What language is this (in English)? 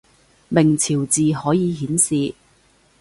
Cantonese